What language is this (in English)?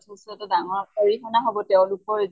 Assamese